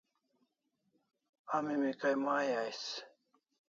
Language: Kalasha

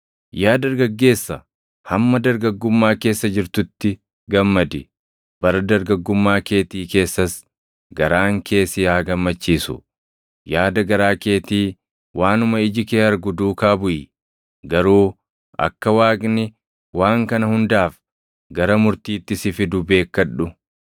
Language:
Oromo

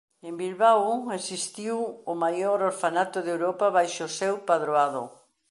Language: Galician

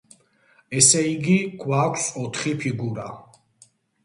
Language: Georgian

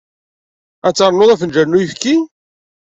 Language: Kabyle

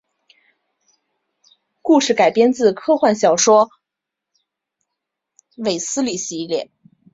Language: Chinese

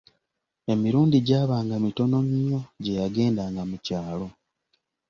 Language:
Ganda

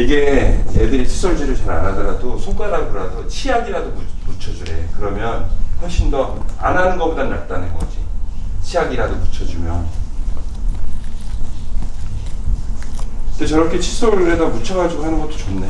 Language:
Korean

